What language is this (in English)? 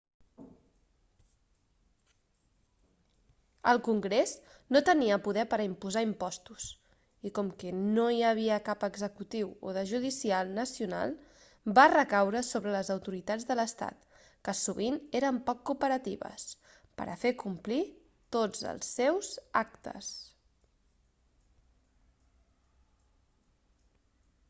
Catalan